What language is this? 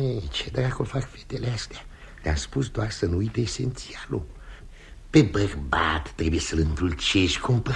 Romanian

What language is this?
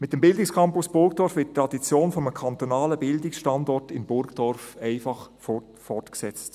Swiss German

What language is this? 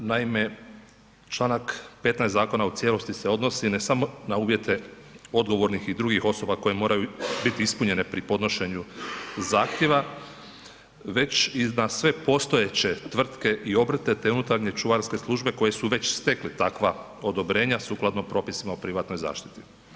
Croatian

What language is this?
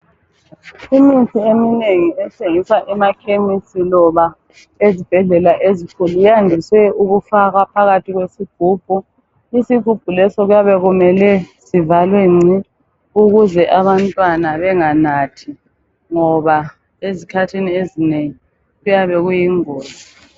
North Ndebele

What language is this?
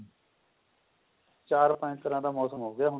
Punjabi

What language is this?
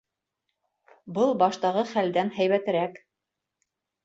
Bashkir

